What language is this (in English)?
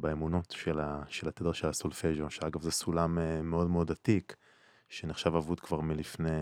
Hebrew